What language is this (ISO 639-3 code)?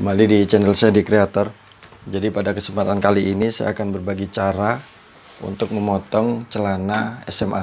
ind